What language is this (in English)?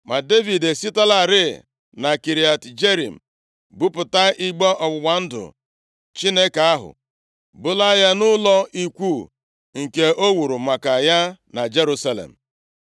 Igbo